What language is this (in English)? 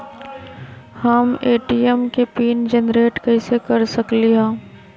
Magahi